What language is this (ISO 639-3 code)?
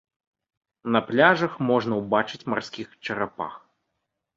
bel